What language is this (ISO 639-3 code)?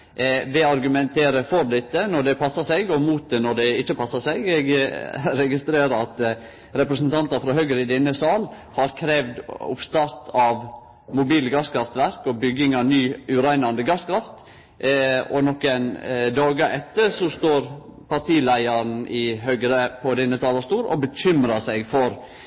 nno